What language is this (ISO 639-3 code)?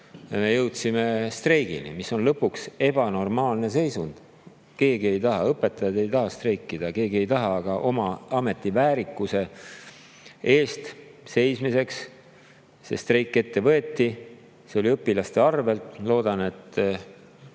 est